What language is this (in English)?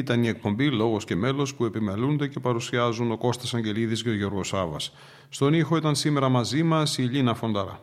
Greek